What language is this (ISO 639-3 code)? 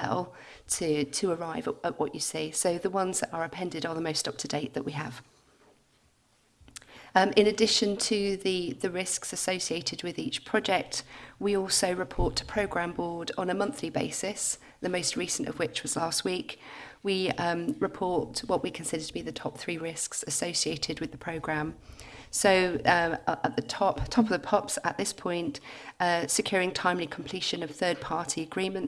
eng